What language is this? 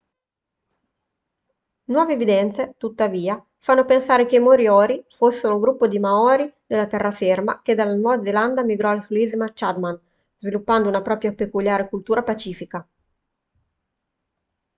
Italian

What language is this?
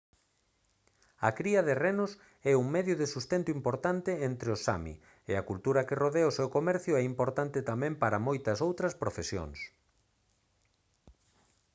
Galician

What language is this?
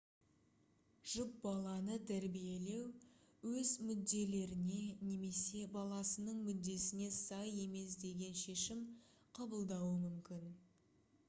Kazakh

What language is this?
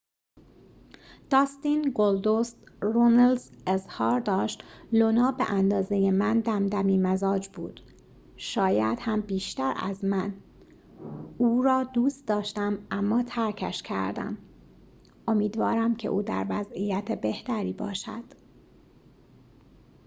Persian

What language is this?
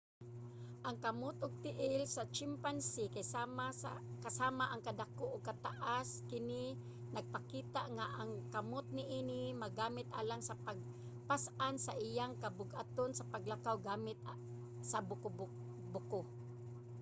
Cebuano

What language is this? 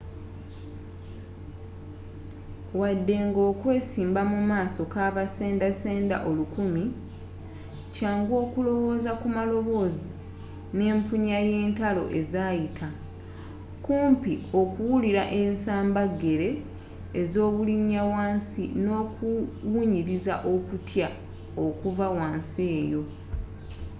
Ganda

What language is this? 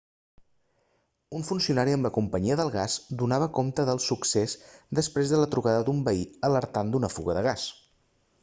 Catalan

